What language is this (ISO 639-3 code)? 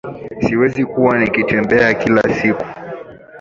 swa